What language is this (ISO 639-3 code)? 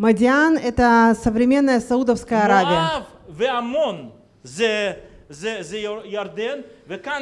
rus